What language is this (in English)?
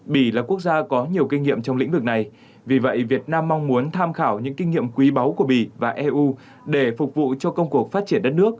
Vietnamese